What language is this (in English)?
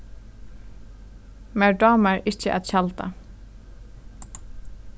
Faroese